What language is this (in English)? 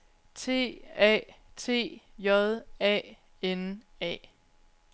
Danish